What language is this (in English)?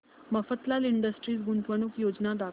Marathi